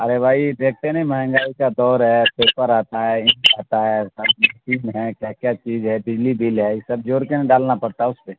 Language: Urdu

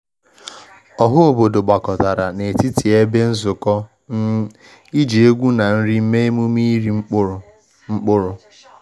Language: Igbo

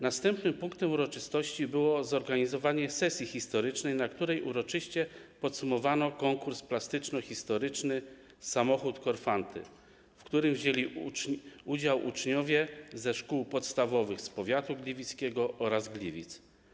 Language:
Polish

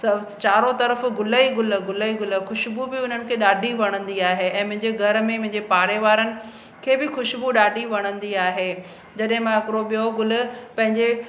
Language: Sindhi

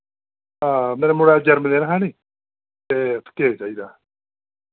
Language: Dogri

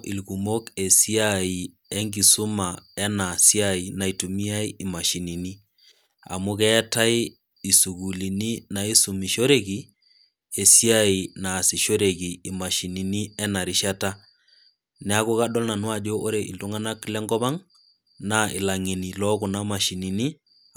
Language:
Masai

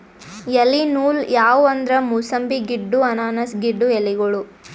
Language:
Kannada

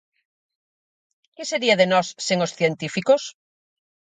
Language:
Galician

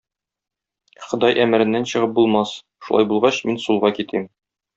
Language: Tatar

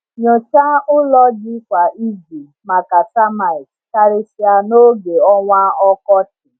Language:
Igbo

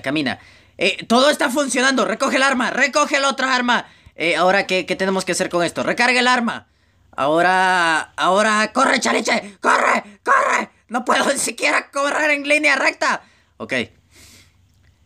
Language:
Spanish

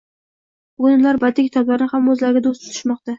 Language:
Uzbek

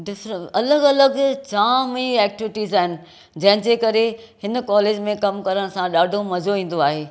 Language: Sindhi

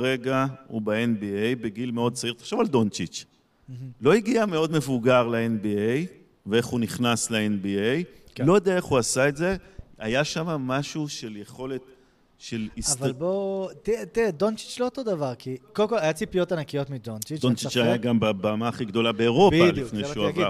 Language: Hebrew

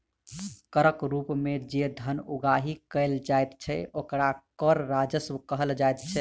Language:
Maithili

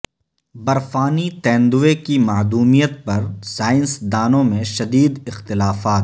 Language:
Urdu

